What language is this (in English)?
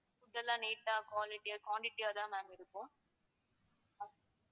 Tamil